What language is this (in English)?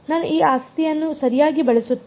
Kannada